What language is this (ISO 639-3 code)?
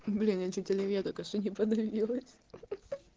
rus